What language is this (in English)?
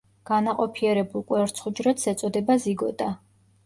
Georgian